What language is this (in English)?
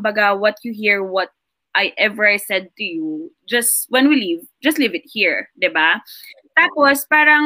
Filipino